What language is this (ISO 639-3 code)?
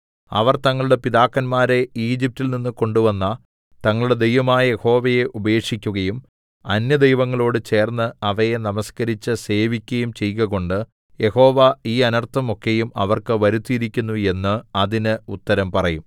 mal